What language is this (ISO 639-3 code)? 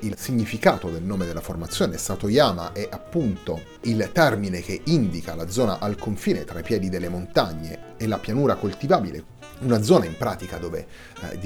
ita